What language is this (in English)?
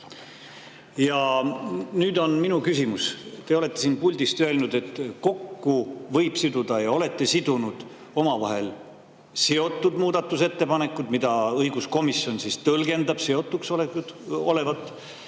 Estonian